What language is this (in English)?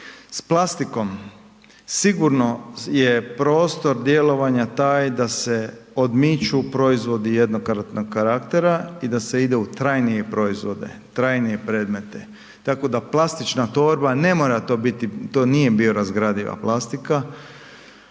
Croatian